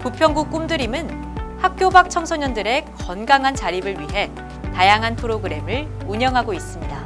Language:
Korean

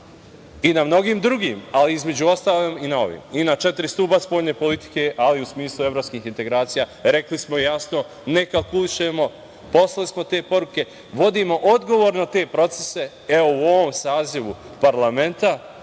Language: Serbian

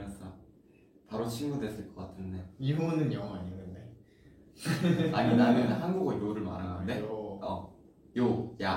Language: Korean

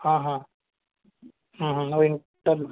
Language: Urdu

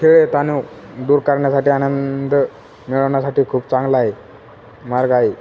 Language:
Marathi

